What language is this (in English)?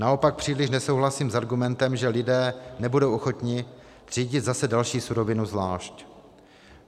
Czech